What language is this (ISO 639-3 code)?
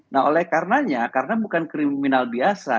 ind